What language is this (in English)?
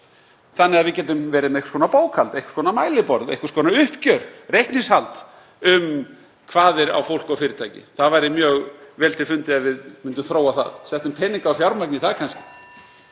Icelandic